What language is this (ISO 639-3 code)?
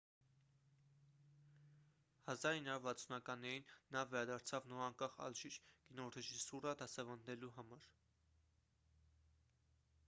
hye